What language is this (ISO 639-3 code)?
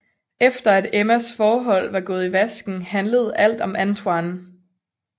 dan